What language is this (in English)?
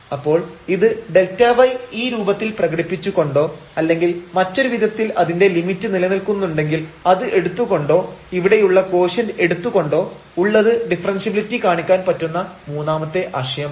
Malayalam